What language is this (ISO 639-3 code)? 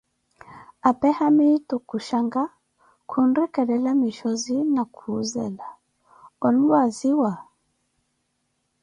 eko